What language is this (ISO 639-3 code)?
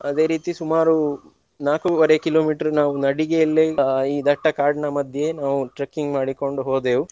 kan